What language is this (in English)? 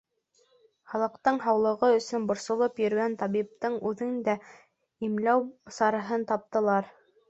Bashkir